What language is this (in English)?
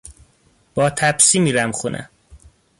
Persian